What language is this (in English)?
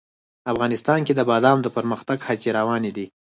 Pashto